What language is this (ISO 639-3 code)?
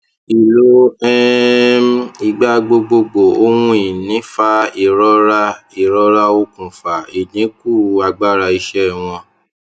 yor